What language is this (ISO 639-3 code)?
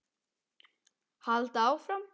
isl